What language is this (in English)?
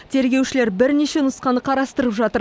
Kazakh